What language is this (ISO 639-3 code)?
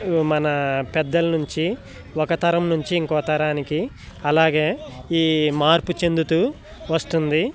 tel